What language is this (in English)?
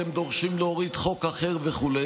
Hebrew